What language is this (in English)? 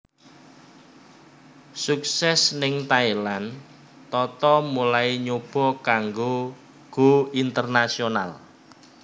Javanese